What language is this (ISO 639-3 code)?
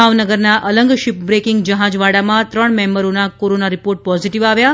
guj